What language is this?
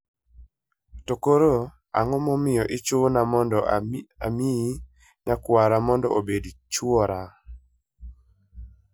Luo (Kenya and Tanzania)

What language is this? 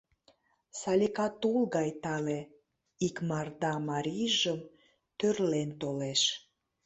Mari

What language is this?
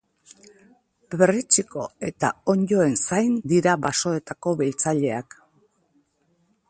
Basque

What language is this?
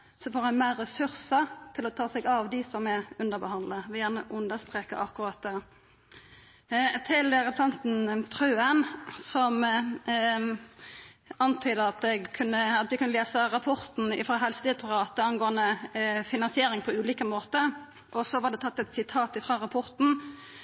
Norwegian Nynorsk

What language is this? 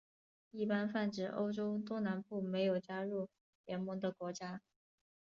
Chinese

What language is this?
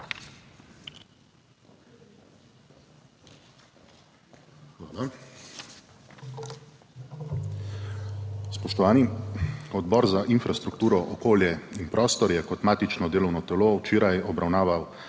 Slovenian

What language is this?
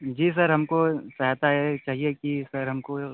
Hindi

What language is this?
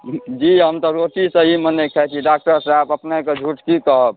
Maithili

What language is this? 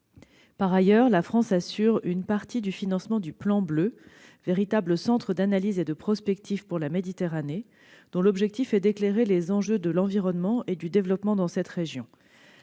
French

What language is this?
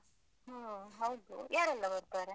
Kannada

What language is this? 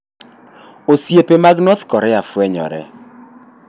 Luo (Kenya and Tanzania)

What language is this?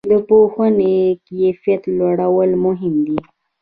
Pashto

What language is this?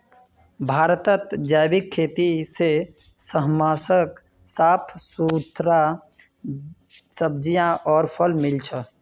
Magahi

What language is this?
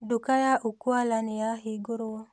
Kikuyu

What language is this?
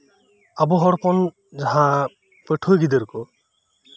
Santali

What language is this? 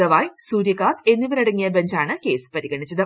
Malayalam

